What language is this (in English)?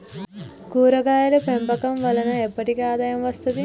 Telugu